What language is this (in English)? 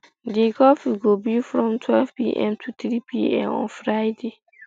Nigerian Pidgin